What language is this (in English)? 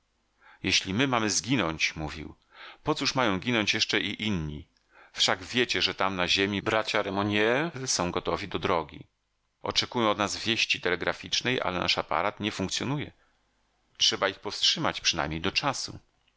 Polish